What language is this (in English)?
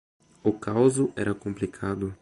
Portuguese